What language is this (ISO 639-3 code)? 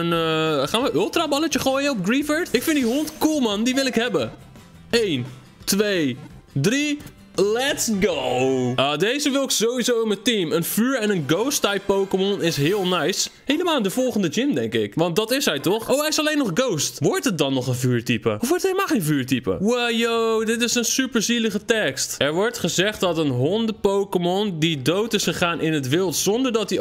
nld